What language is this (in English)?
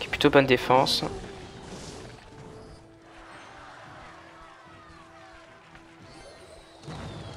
French